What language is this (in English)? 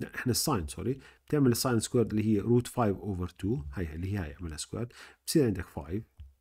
Arabic